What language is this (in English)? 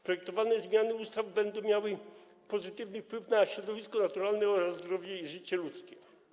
Polish